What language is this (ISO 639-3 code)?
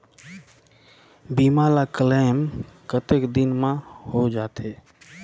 hne